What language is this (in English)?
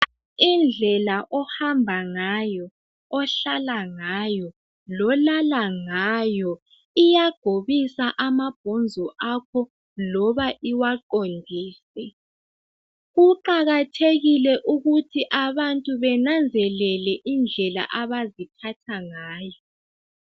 North Ndebele